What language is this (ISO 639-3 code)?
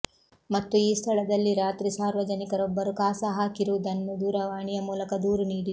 kan